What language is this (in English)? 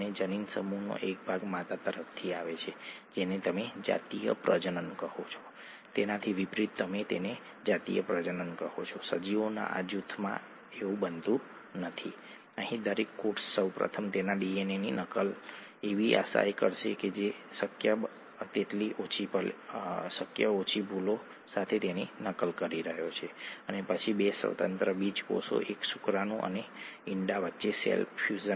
Gujarati